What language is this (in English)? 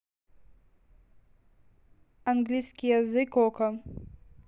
Russian